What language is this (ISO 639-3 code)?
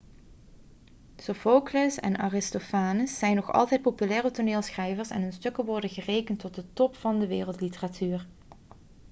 nld